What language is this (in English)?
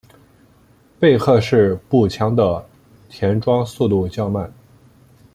Chinese